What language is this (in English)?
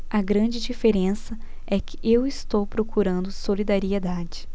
Portuguese